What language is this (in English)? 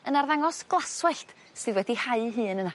Welsh